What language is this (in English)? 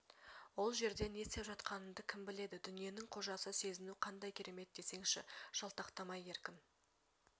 Kazakh